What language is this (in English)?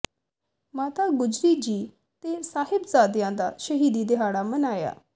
Punjabi